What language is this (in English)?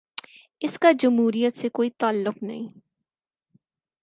Urdu